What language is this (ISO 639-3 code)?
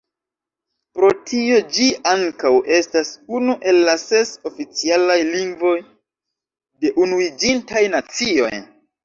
epo